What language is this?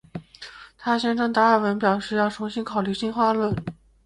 Chinese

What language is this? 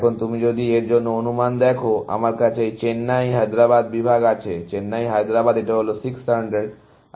Bangla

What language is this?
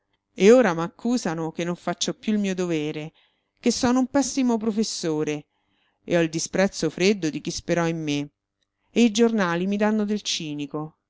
Italian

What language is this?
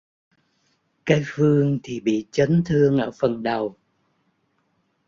Vietnamese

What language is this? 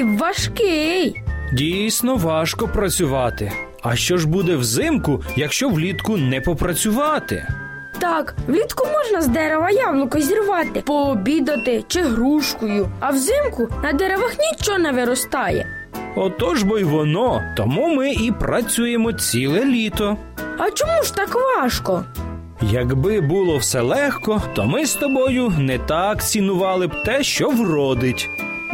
Ukrainian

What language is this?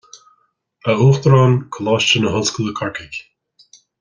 Irish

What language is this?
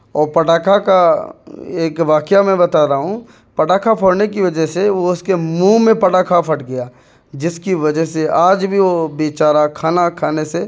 Urdu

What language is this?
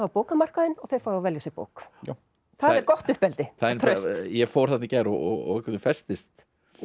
Icelandic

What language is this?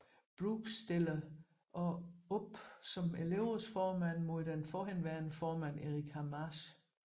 Danish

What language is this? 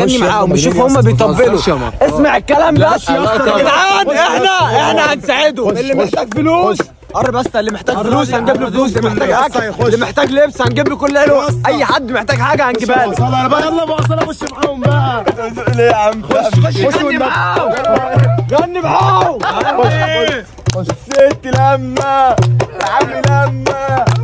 Arabic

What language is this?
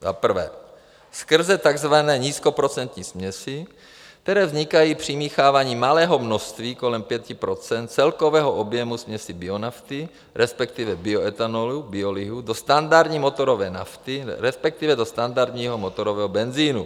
Czech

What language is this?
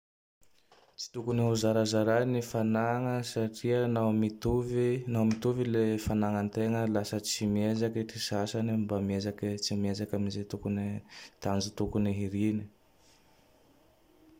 Tandroy-Mahafaly Malagasy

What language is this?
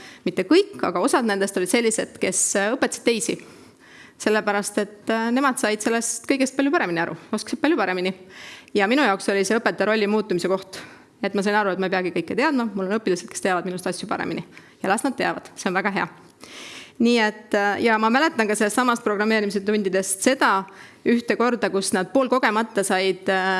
Italian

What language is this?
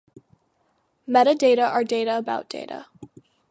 English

